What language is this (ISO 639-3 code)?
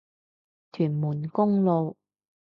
yue